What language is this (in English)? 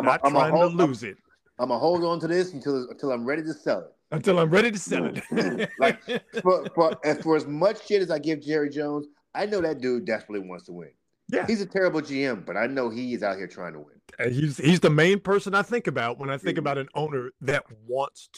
English